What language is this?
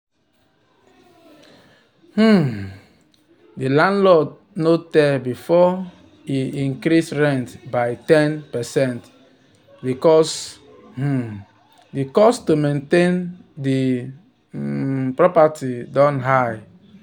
Nigerian Pidgin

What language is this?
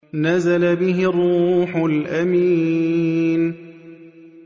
Arabic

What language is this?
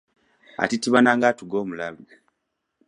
Ganda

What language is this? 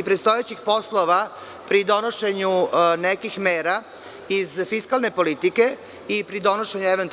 Serbian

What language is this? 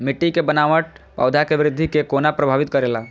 Maithili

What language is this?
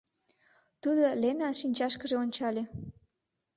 Mari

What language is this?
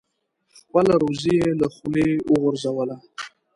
Pashto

